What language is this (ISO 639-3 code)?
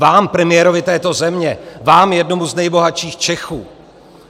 ces